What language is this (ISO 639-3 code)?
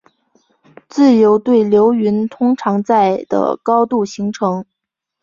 zho